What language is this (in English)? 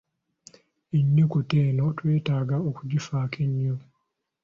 Ganda